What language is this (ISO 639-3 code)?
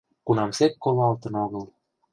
chm